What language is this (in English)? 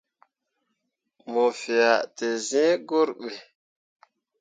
Mundang